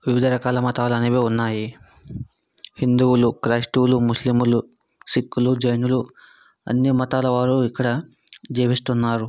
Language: Telugu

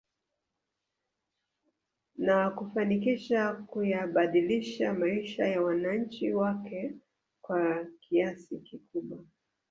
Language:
Swahili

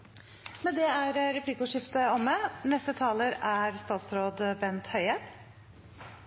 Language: Norwegian Nynorsk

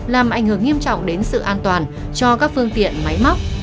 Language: Vietnamese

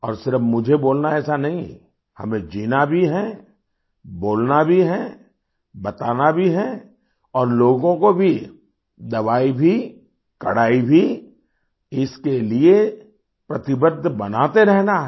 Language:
Hindi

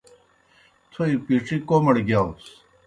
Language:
Kohistani Shina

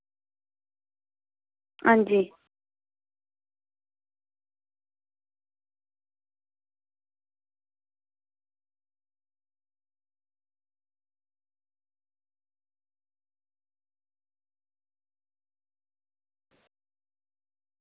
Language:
Dogri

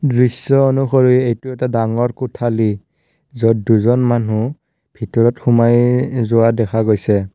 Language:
Assamese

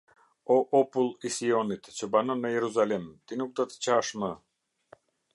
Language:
Albanian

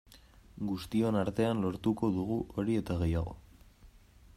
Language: Basque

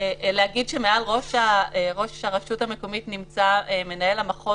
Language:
Hebrew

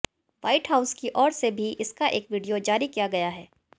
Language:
Hindi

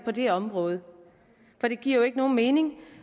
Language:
Danish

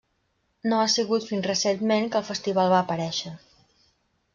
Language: Catalan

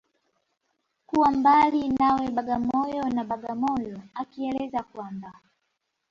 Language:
Swahili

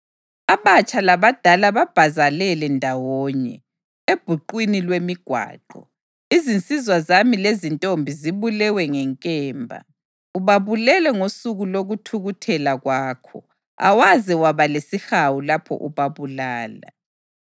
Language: North Ndebele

